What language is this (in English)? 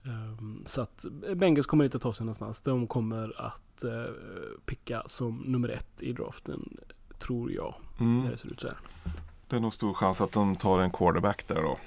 Swedish